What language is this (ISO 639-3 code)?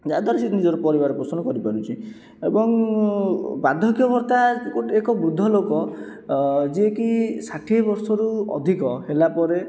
ori